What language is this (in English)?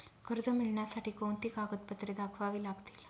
Marathi